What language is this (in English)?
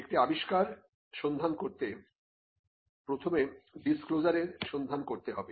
Bangla